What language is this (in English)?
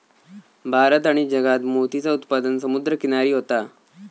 Marathi